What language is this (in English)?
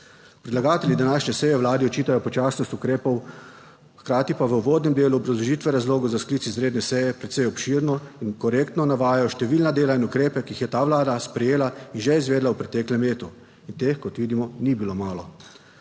Slovenian